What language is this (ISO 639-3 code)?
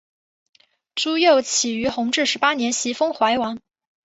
zho